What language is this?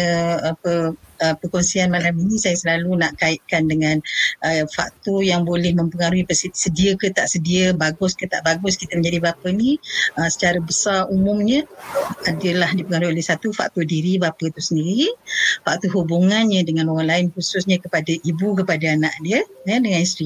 Malay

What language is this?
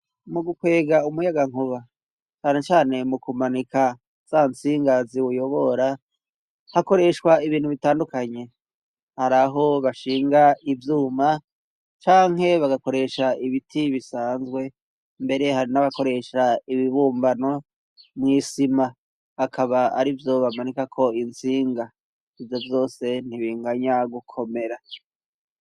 Rundi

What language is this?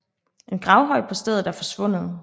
Danish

